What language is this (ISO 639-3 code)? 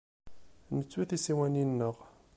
kab